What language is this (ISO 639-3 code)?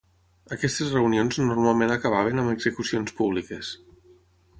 cat